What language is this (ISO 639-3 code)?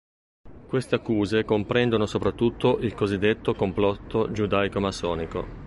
ita